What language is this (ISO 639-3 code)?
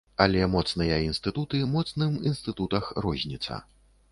bel